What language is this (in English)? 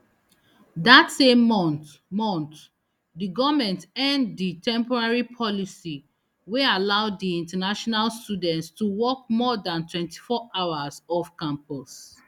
Nigerian Pidgin